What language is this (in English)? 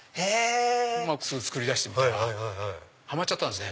Japanese